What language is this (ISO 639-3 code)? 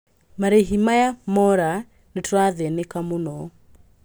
kik